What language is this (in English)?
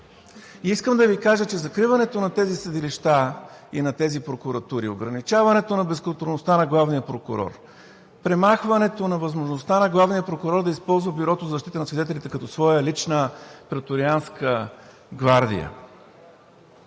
Bulgarian